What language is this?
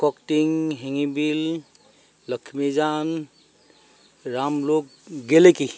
Assamese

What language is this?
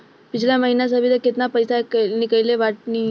Bhojpuri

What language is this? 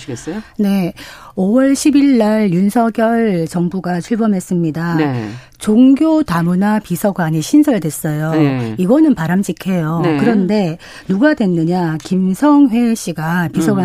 Korean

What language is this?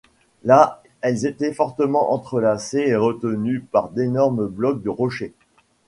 French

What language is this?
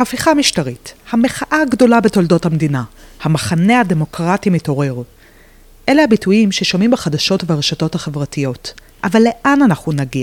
Hebrew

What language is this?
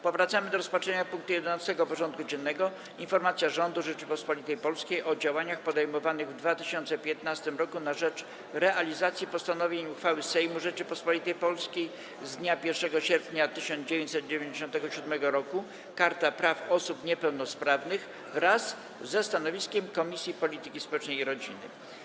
Polish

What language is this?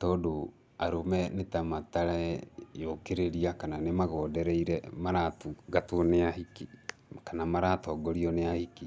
Kikuyu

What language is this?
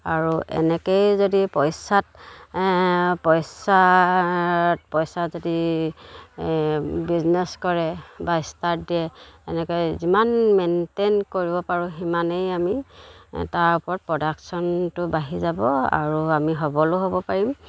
Assamese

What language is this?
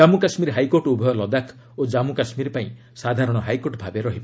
Odia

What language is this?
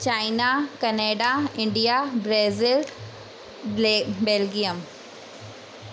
Sindhi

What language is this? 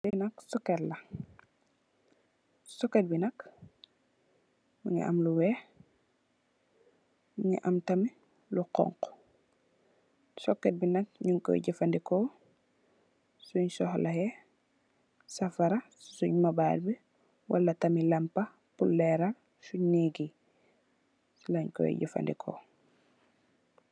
Wolof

